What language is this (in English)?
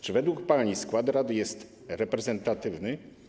Polish